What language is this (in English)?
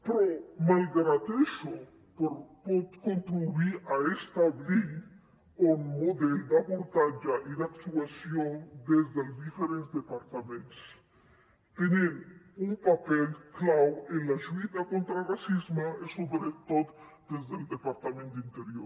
Catalan